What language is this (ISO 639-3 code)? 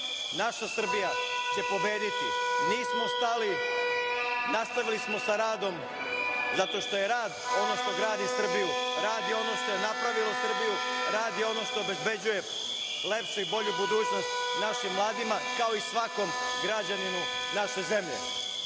srp